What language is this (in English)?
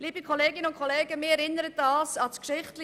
Swiss German